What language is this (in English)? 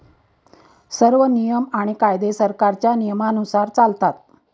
Marathi